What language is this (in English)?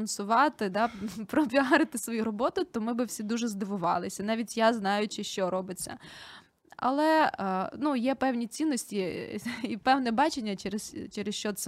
Ukrainian